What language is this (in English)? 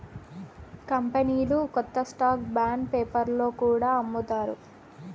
Telugu